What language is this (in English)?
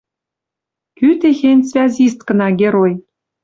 Western Mari